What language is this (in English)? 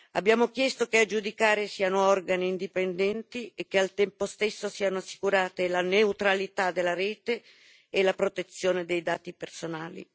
Italian